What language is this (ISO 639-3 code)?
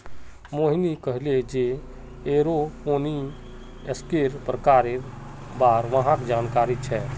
mag